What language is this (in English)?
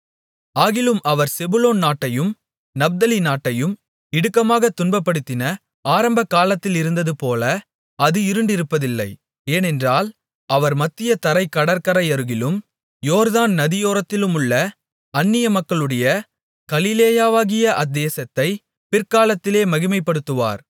Tamil